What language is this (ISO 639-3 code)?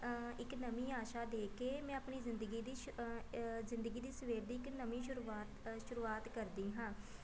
pan